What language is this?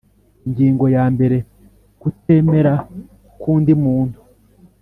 Kinyarwanda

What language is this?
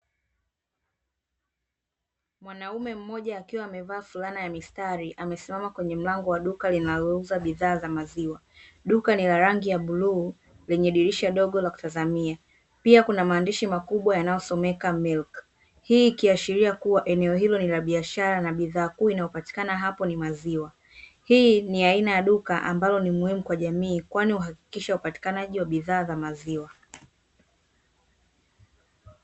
Swahili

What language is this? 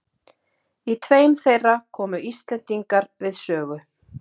Icelandic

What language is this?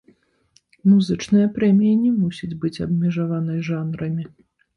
Belarusian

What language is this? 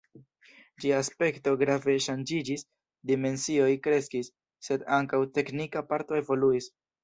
Esperanto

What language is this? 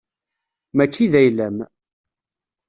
Kabyle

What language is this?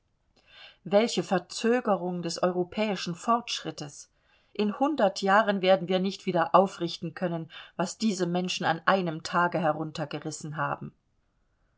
German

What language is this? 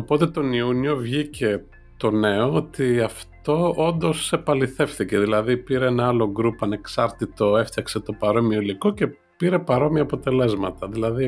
Greek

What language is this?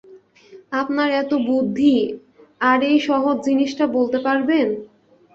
Bangla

